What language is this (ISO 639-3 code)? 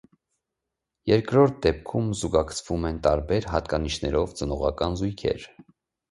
hye